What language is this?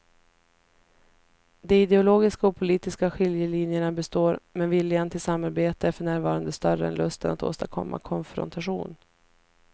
Swedish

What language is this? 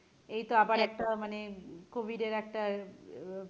Bangla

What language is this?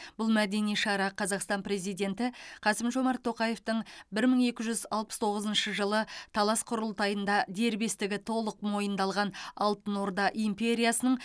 Kazakh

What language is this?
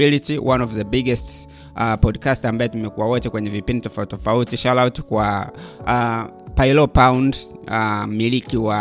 Swahili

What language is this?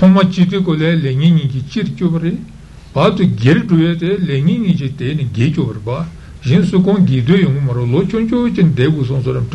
Italian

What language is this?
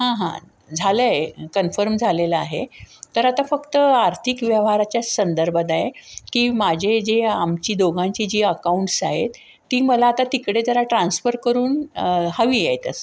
Marathi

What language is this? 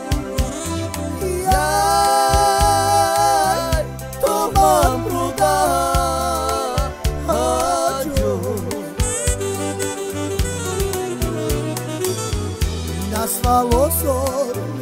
Romanian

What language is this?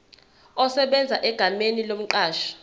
Zulu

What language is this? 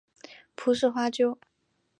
Chinese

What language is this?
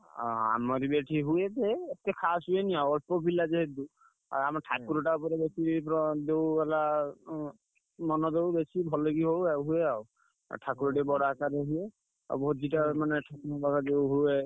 Odia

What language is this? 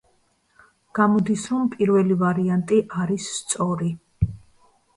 Georgian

